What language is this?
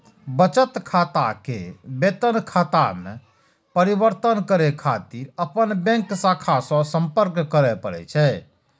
Maithili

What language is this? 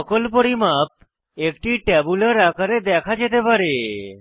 Bangla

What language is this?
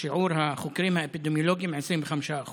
Hebrew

